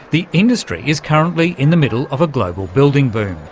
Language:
English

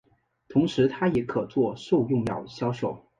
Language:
Chinese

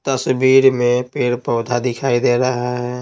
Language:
Hindi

